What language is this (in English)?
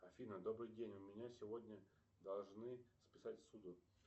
Russian